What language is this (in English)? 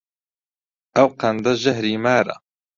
Central Kurdish